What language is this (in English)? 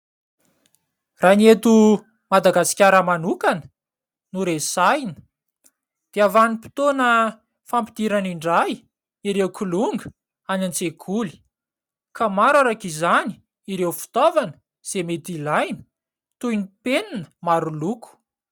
Malagasy